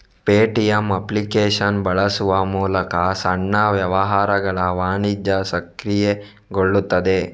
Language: Kannada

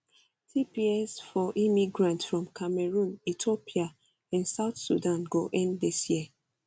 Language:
Nigerian Pidgin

